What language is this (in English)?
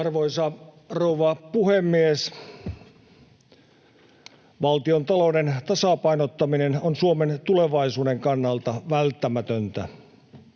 Finnish